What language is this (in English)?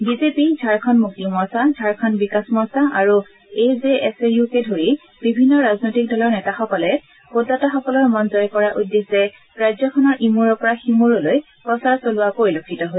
Assamese